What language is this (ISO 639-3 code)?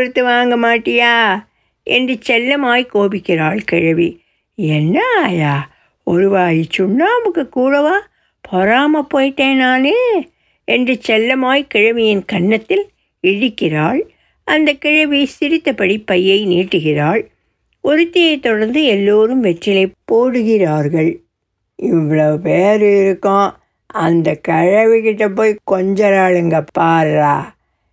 tam